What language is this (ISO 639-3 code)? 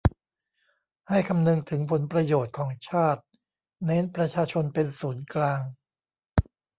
tha